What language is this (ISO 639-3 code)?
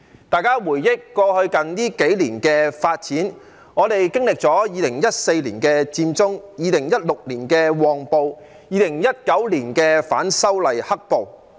yue